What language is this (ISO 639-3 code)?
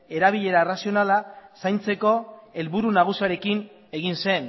eus